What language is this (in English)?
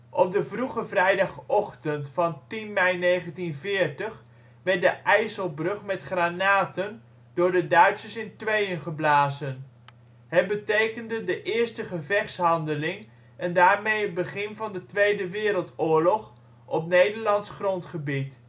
Dutch